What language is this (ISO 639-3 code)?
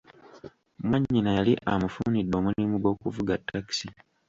lug